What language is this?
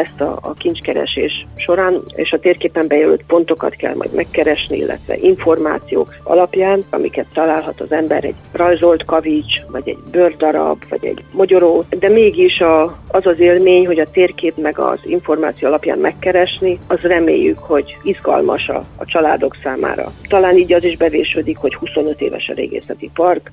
Hungarian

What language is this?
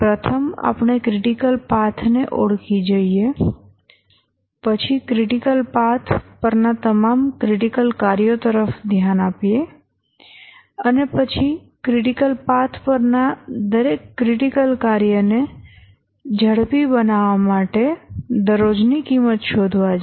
Gujarati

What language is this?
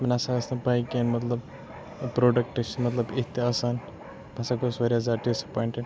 Kashmiri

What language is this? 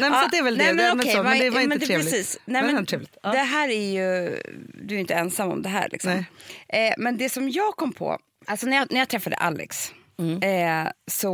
Swedish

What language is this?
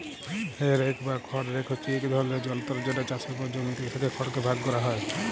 Bangla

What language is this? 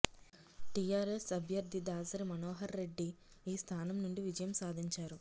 Telugu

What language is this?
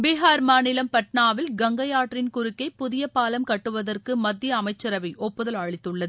Tamil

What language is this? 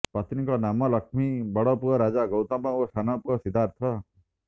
Odia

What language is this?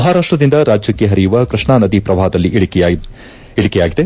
Kannada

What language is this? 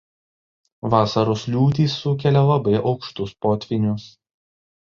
Lithuanian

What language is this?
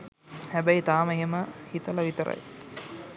Sinhala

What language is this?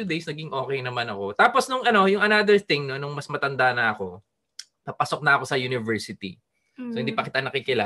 Filipino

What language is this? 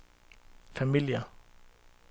Danish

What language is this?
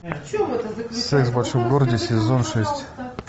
Russian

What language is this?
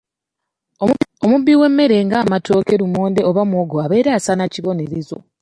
Ganda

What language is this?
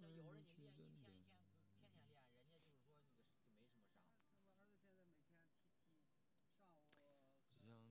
Chinese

